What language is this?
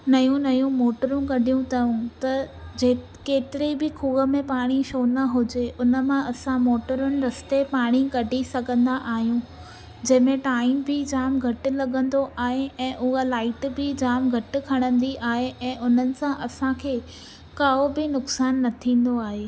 Sindhi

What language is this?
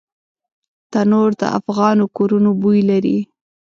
Pashto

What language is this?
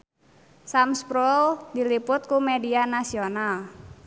Sundanese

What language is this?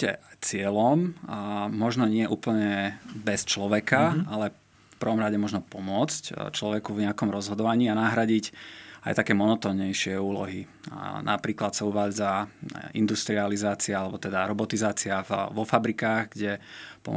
Slovak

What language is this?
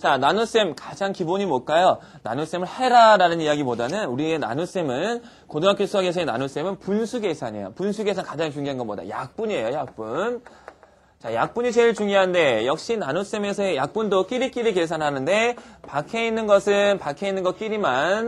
Korean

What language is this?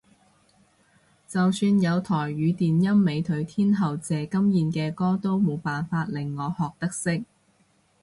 Cantonese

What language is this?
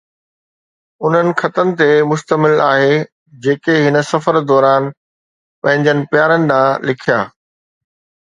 Sindhi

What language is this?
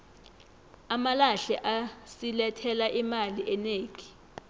South Ndebele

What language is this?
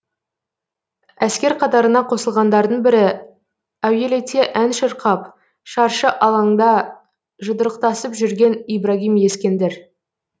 Kazakh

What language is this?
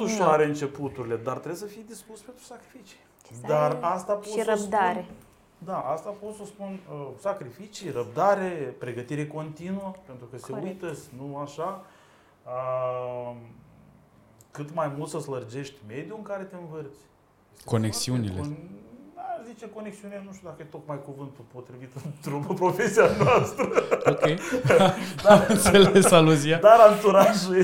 Romanian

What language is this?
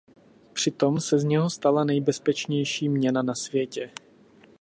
Czech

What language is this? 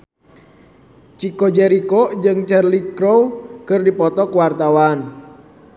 Sundanese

